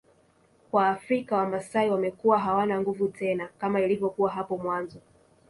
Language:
Swahili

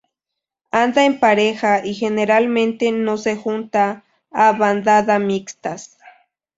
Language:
Spanish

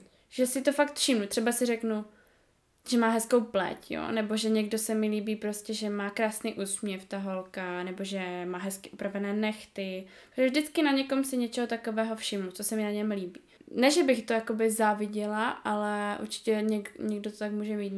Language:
Czech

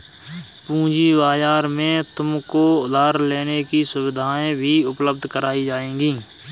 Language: Hindi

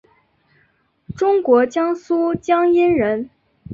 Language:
Chinese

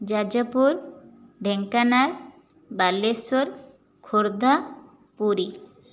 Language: Odia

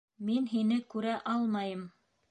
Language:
Bashkir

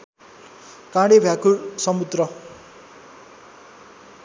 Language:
Nepali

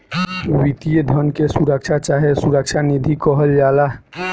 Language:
Bhojpuri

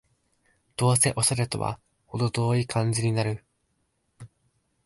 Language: Japanese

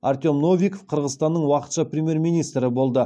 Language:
Kazakh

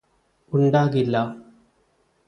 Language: Malayalam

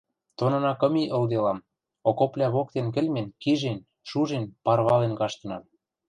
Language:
Western Mari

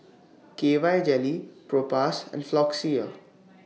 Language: English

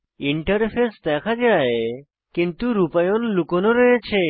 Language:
Bangla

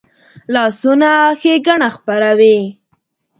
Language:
Pashto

